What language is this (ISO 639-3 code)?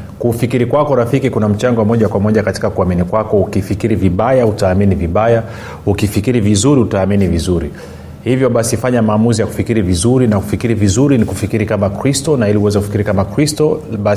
swa